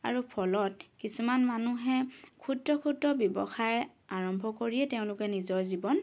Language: Assamese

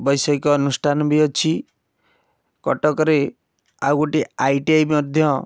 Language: Odia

